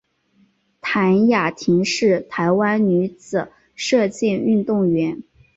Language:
Chinese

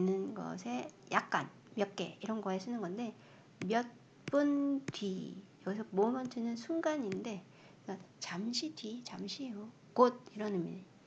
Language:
Korean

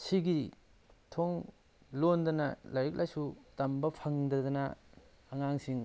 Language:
Manipuri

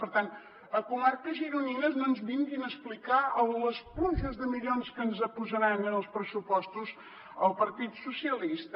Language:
Catalan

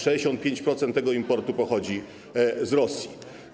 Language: Polish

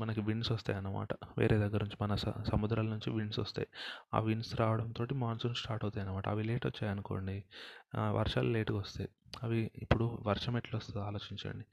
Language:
Telugu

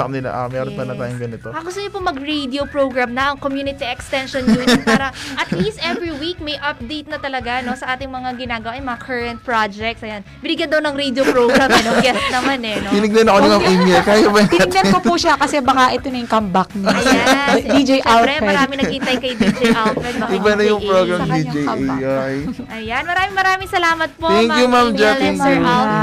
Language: Filipino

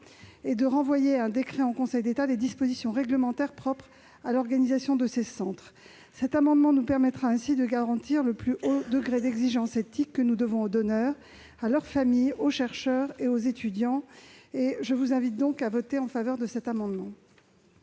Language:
French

